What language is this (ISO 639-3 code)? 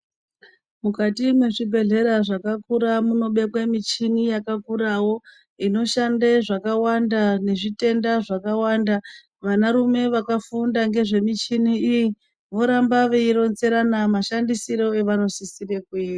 ndc